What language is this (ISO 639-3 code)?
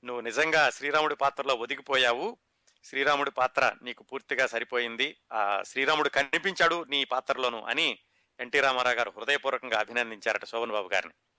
tel